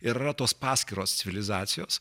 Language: Lithuanian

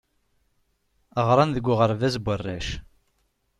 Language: Kabyle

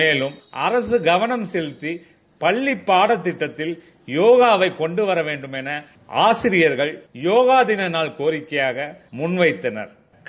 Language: Tamil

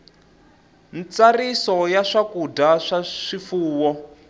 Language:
Tsonga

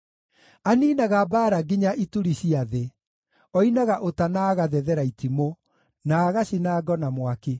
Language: Kikuyu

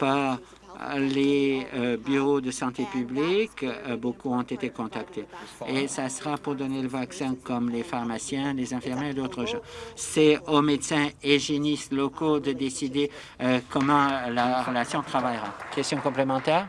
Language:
French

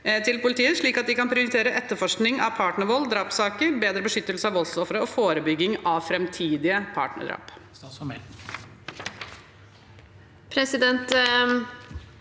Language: Norwegian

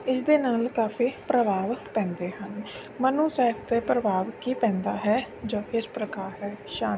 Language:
Punjabi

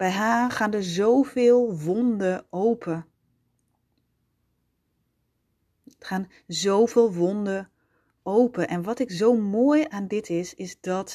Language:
Dutch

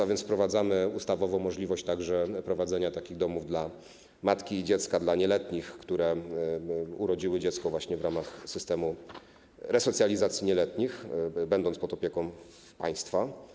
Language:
Polish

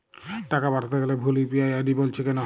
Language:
Bangla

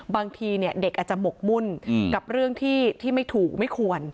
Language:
Thai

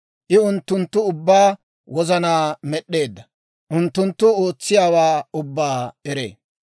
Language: Dawro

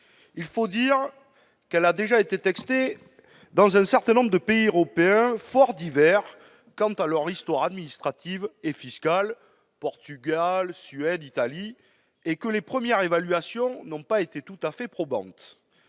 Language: French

